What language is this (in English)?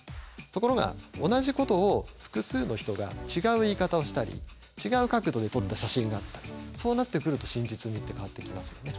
Japanese